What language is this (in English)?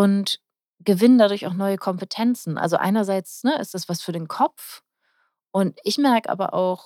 German